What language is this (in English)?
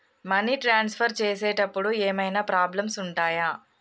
Telugu